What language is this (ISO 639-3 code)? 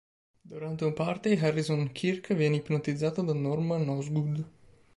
ita